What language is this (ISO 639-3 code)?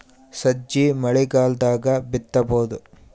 kan